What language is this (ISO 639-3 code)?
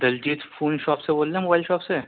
urd